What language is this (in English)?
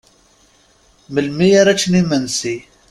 Kabyle